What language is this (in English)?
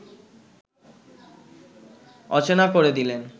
Bangla